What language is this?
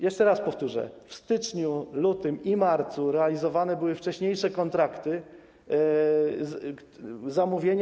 Polish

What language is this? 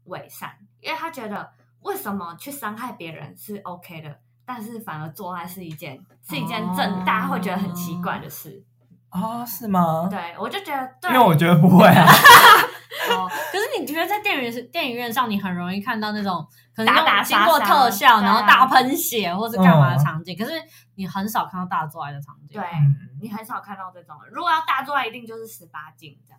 Chinese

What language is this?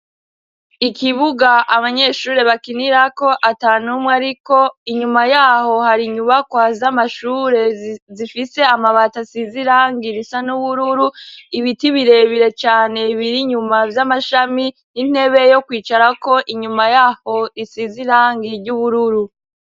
Rundi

